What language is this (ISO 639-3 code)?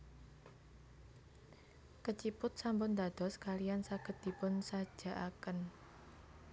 jav